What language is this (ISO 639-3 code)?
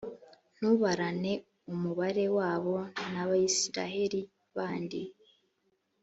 kin